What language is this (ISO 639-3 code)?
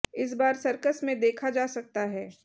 hin